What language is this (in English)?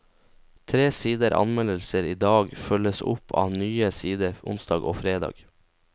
Norwegian